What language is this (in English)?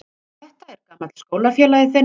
Icelandic